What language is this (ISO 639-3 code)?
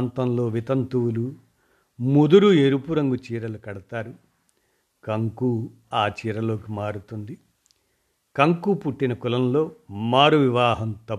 tel